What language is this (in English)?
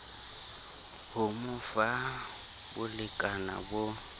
Southern Sotho